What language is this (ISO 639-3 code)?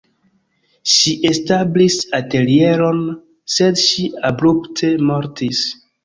epo